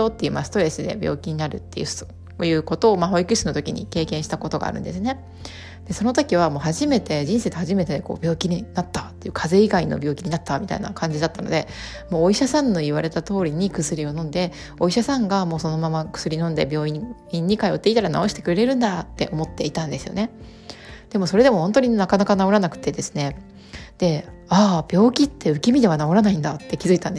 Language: Japanese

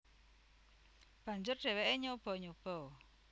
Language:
Javanese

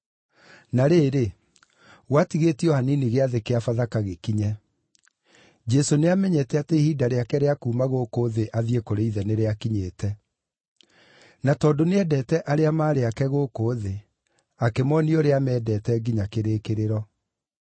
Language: Kikuyu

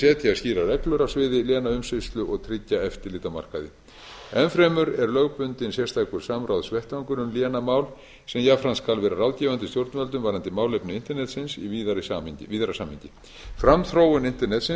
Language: Icelandic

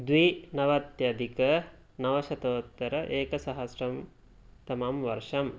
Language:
Sanskrit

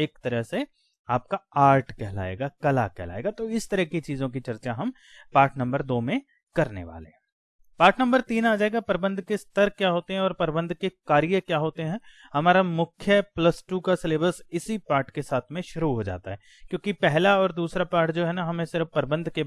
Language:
Hindi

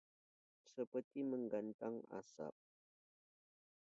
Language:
Indonesian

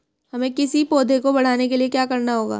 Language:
Hindi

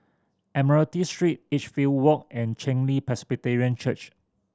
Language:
English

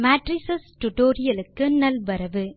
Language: Tamil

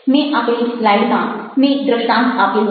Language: Gujarati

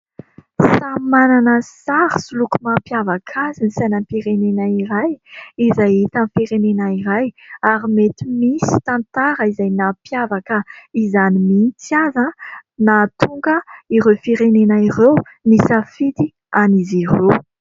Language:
Malagasy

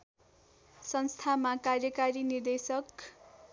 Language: Nepali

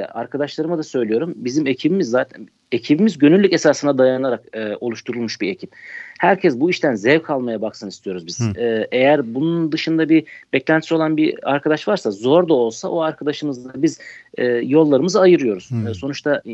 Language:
Turkish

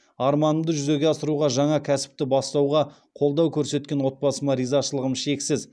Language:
Kazakh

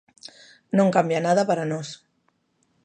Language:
Galician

